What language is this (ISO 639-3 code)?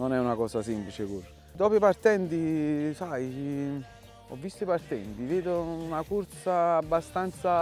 ita